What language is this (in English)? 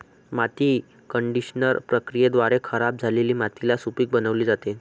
Marathi